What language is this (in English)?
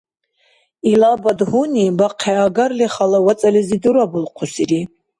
Dargwa